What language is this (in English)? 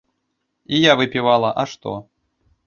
Belarusian